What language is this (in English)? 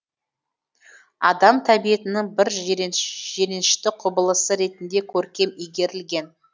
Kazakh